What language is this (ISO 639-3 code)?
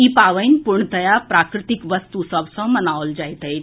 mai